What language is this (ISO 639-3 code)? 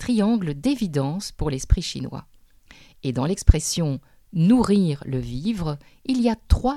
fra